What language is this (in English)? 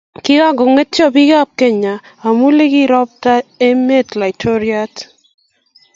Kalenjin